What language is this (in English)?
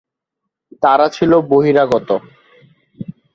Bangla